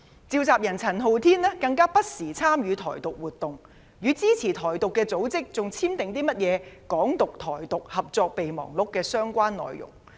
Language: Cantonese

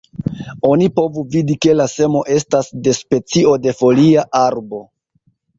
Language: Esperanto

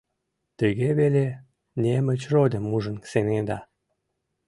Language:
Mari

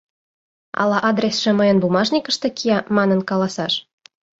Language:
Mari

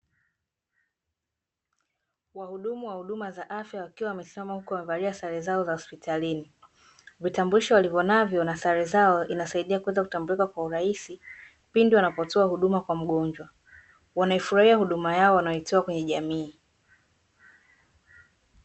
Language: Swahili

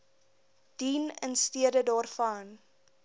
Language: Afrikaans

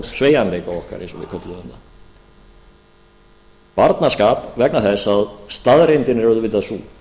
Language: Icelandic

